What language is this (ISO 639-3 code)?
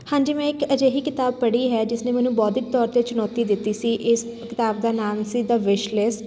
pan